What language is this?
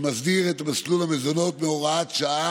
Hebrew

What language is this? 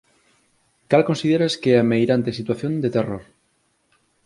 Galician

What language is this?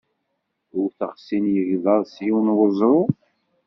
Kabyle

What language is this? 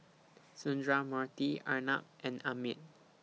English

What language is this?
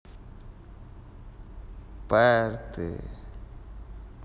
Russian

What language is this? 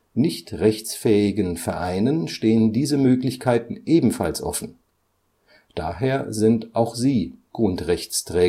German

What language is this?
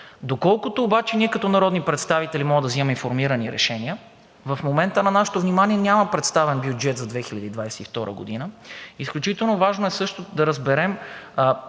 Bulgarian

